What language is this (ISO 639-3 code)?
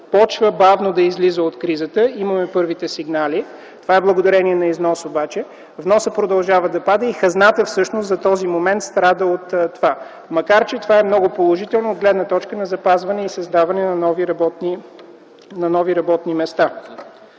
bul